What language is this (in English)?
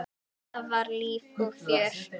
Icelandic